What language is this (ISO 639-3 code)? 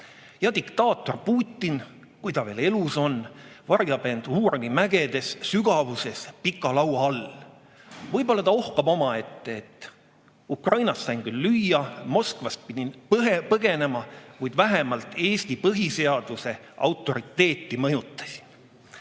est